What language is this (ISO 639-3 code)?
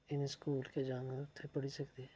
doi